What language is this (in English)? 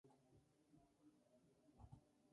Spanish